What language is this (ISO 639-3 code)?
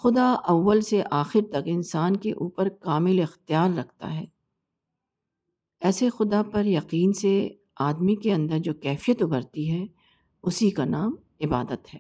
urd